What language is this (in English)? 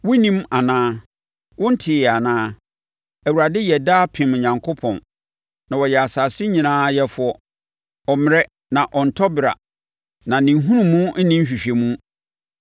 Akan